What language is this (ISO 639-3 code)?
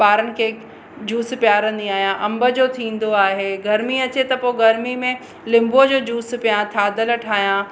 snd